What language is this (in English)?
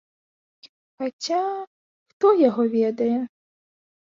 Belarusian